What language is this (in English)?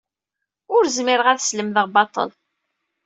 Kabyle